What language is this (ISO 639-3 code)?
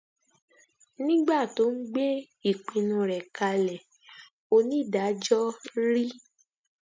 yor